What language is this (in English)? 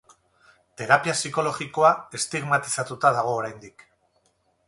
Basque